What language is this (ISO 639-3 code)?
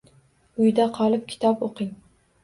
uzb